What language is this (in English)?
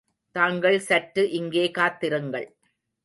Tamil